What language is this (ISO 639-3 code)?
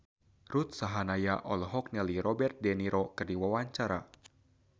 sun